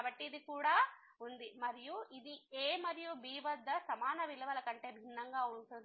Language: Telugu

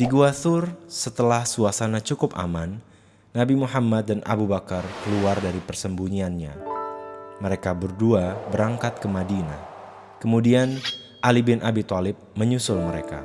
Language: Indonesian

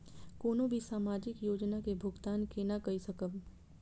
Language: Maithili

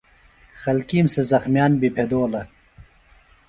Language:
Phalura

